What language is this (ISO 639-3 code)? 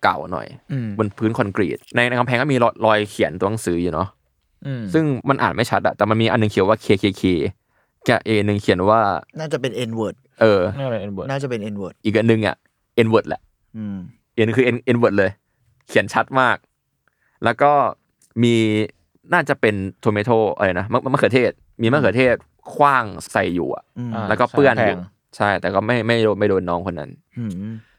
tha